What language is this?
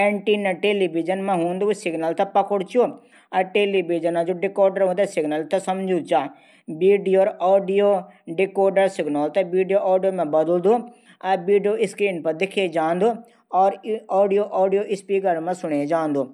Garhwali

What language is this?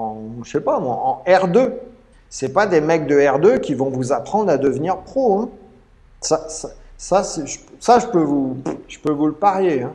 French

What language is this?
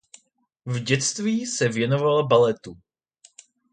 Czech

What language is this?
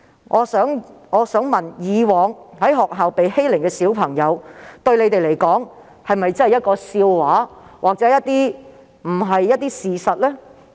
Cantonese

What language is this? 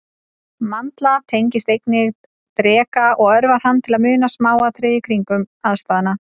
Icelandic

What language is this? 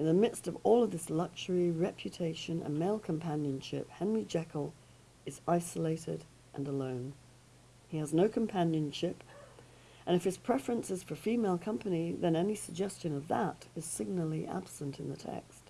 English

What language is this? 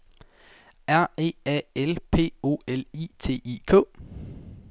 Danish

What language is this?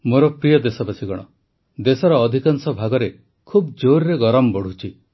Odia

